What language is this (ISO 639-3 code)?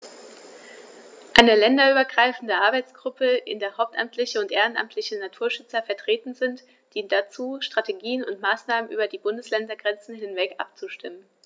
deu